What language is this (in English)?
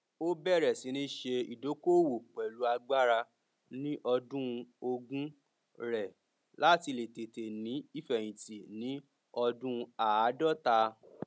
Yoruba